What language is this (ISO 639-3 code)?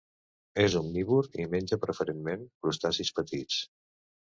cat